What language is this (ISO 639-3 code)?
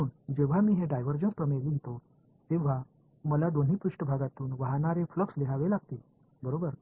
mar